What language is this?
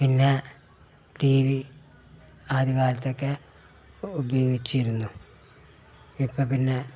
Malayalam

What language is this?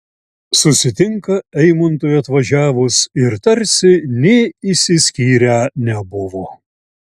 Lithuanian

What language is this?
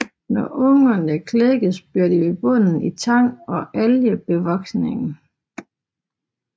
Danish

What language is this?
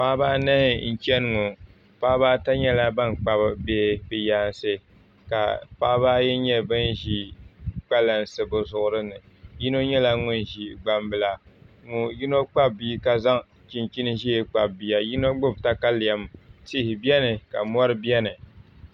Dagbani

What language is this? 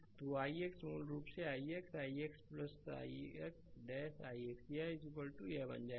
Hindi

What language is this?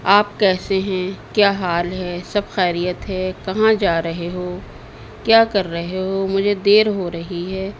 Urdu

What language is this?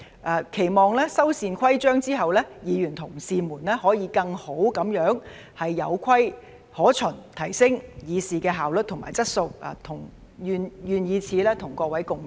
Cantonese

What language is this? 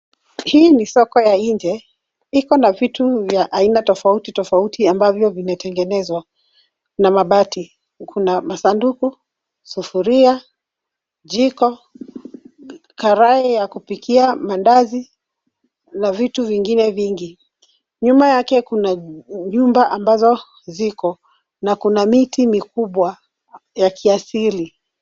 Swahili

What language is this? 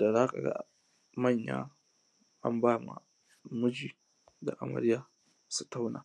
Hausa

